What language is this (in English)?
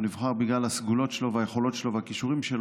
Hebrew